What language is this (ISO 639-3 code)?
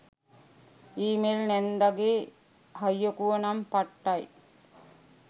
sin